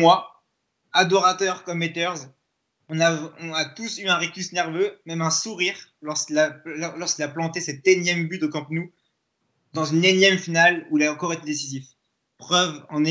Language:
French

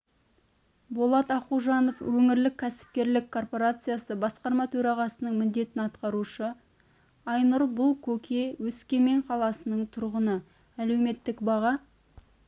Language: Kazakh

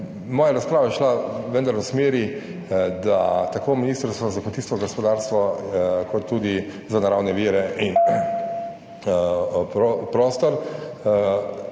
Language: Slovenian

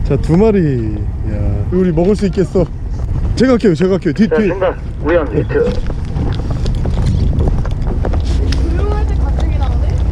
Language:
Korean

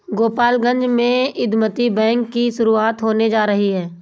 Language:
Hindi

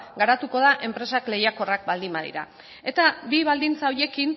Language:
Basque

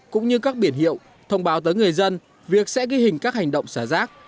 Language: Vietnamese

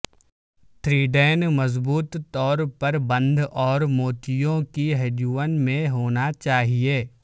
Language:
Urdu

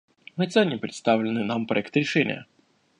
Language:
Russian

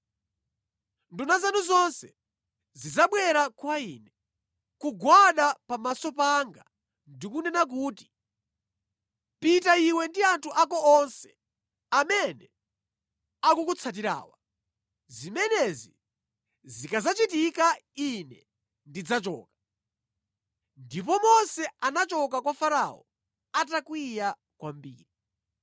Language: Nyanja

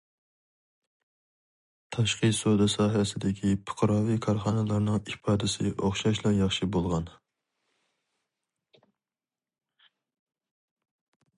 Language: Uyghur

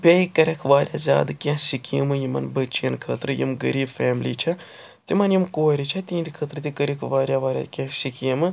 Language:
Kashmiri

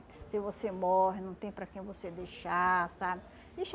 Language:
Portuguese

